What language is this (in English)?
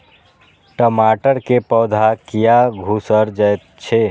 Maithili